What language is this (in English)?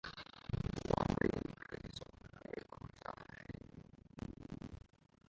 Kinyarwanda